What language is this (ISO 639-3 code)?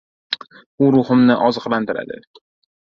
uzb